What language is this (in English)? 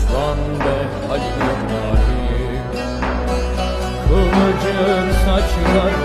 Turkish